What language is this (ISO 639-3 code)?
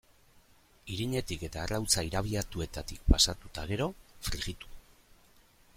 eus